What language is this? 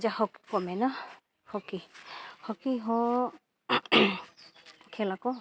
Santali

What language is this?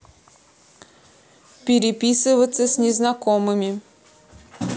Russian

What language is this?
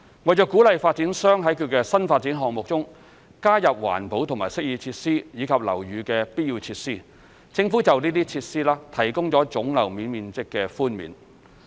Cantonese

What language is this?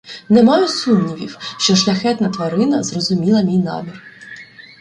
Ukrainian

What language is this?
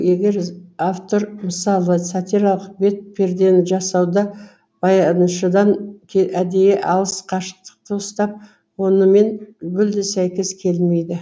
Kazakh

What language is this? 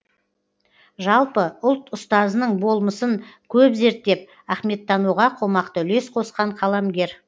Kazakh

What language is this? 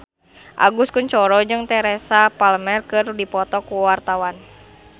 Sundanese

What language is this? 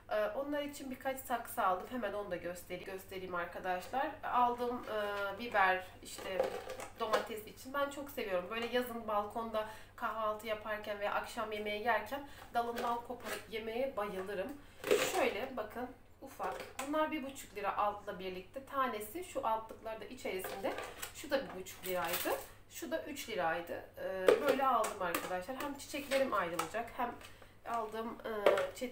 Turkish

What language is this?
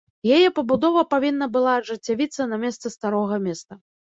Belarusian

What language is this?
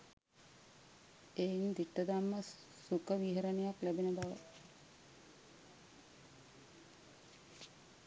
Sinhala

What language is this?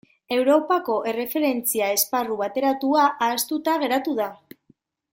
Basque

